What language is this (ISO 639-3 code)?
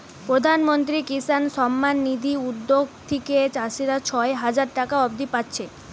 ben